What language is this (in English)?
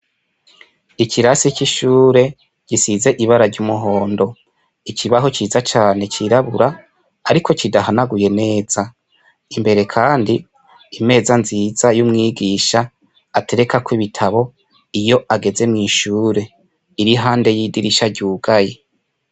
Rundi